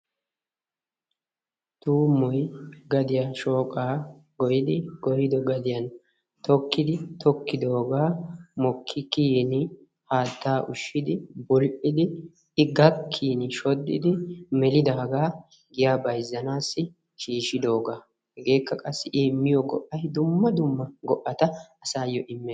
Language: Wolaytta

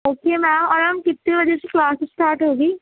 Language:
Urdu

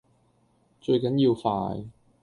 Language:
Cantonese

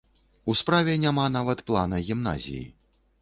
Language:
Belarusian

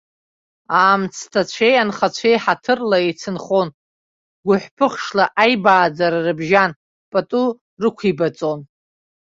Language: Abkhazian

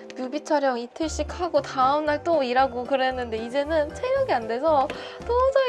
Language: Korean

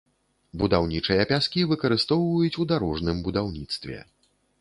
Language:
Belarusian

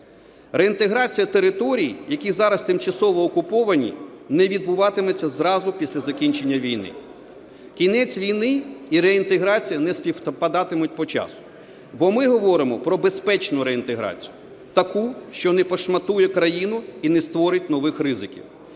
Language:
Ukrainian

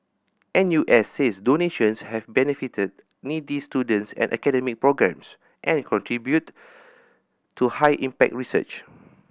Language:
English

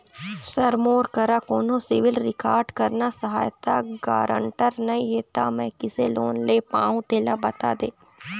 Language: Chhattisgarhi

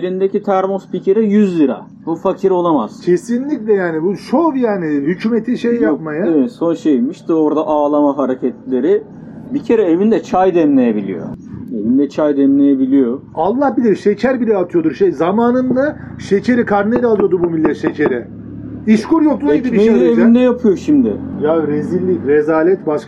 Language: Turkish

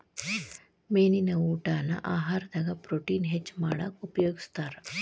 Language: Kannada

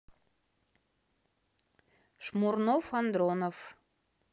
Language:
Russian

